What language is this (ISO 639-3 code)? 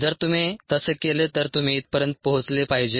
mar